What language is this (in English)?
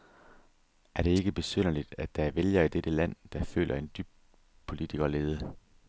Danish